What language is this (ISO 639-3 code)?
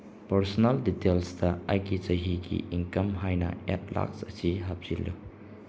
mni